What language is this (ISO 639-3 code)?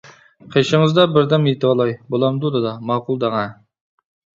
uig